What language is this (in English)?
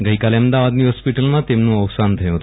Gujarati